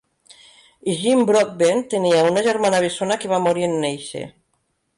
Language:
Catalan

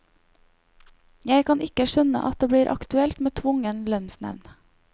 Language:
Norwegian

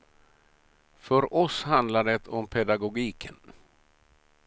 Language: Swedish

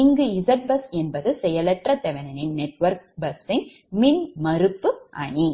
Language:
Tamil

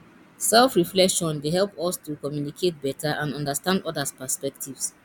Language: Nigerian Pidgin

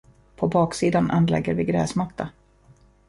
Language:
Swedish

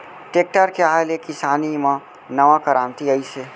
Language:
Chhattisgarhi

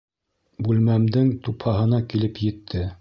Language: Bashkir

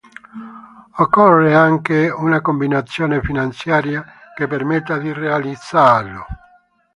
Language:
Italian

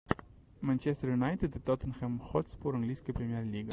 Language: Russian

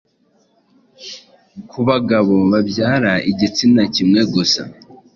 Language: Kinyarwanda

